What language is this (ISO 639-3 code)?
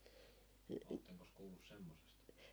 fin